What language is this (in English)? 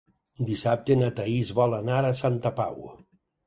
Catalan